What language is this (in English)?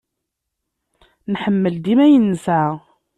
Kabyle